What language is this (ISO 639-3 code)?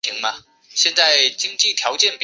zho